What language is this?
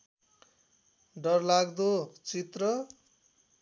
Nepali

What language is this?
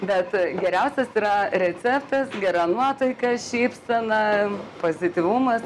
Lithuanian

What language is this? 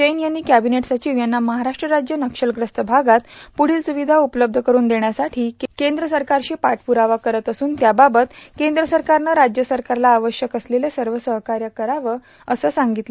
Marathi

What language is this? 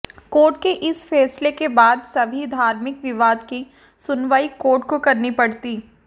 Hindi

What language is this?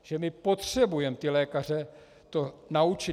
Czech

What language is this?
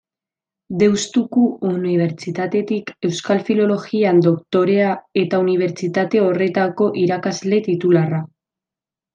Basque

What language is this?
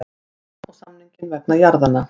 Icelandic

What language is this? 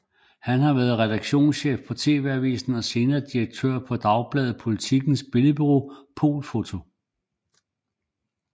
Danish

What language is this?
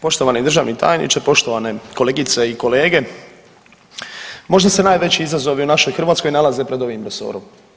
Croatian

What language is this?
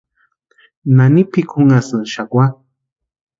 Western Highland Purepecha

